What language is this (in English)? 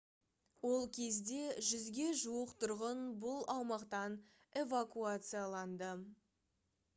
Kazakh